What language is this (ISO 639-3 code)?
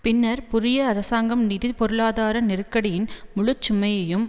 tam